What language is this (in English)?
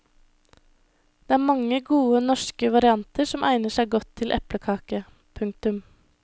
Norwegian